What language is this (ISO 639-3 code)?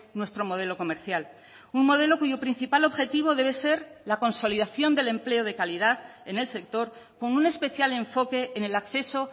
spa